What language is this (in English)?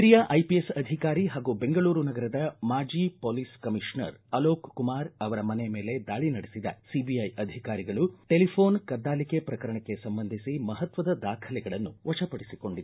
Kannada